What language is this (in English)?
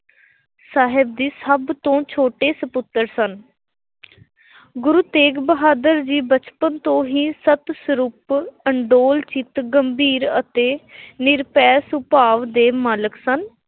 Punjabi